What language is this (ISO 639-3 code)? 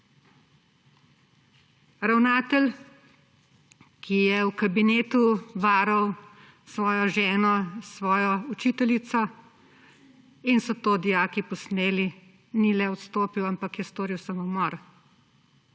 slv